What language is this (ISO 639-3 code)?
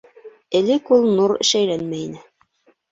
bak